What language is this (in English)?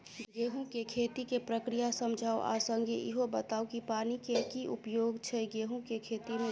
Maithili